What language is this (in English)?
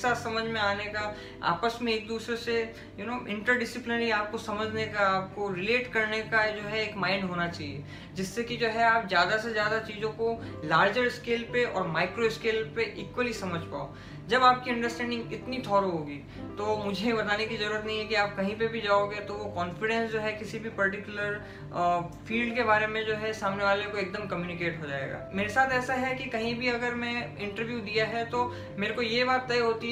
Hindi